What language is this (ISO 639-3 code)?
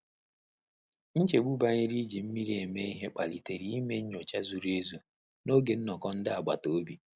ibo